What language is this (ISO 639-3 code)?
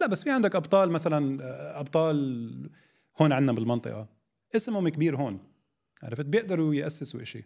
ara